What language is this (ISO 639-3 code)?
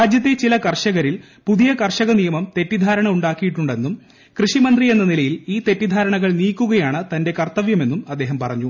mal